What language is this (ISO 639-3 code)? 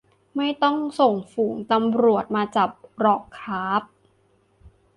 tha